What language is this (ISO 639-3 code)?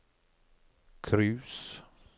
nor